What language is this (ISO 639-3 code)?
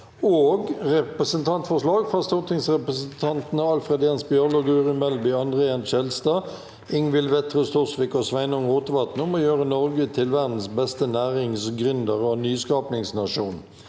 nor